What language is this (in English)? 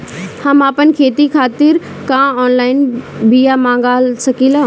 Bhojpuri